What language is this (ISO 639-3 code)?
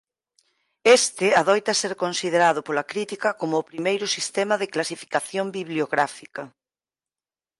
glg